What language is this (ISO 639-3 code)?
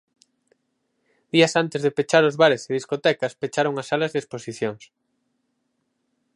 glg